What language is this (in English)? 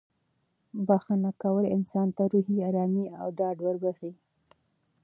Pashto